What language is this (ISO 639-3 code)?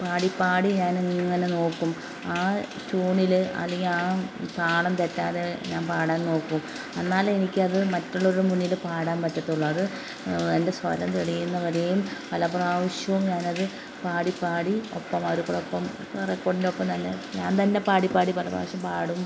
mal